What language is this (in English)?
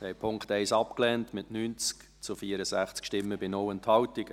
Swiss German